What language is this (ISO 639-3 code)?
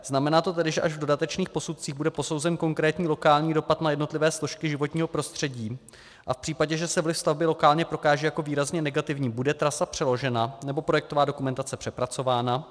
ces